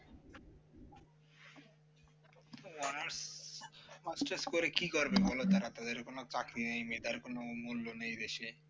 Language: Bangla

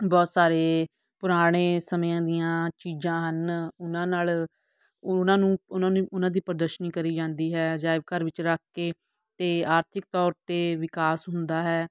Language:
Punjabi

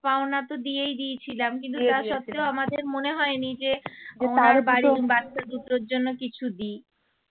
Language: Bangla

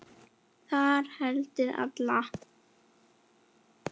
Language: Icelandic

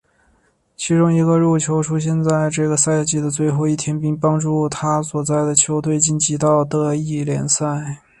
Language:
Chinese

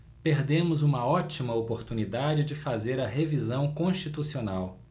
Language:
Portuguese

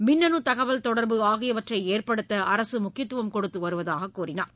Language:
Tamil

